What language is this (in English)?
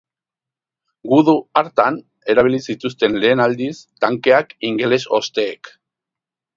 Basque